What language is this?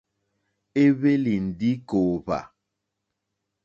Mokpwe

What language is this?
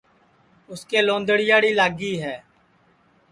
Sansi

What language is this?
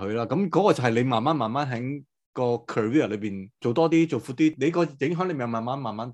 Chinese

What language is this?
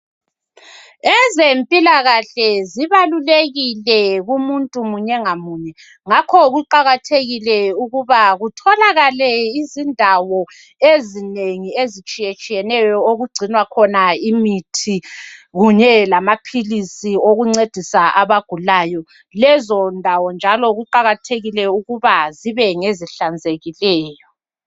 North Ndebele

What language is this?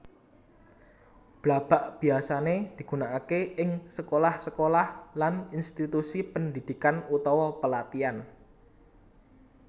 Javanese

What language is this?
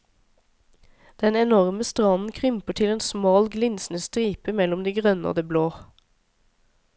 Norwegian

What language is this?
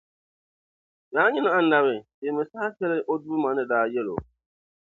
Dagbani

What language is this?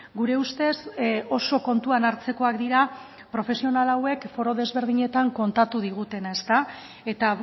Basque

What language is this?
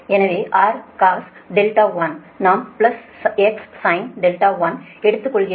Tamil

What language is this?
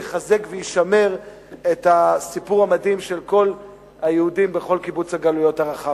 Hebrew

